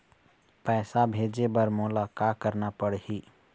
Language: Chhattisgarhi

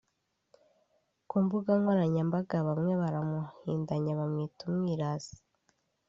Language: Kinyarwanda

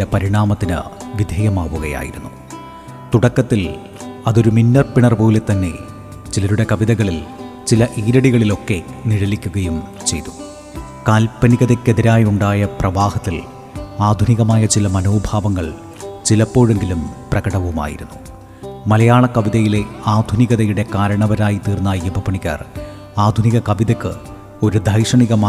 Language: Malayalam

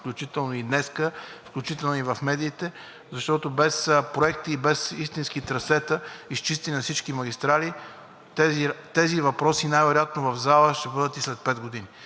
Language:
Bulgarian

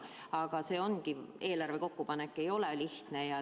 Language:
Estonian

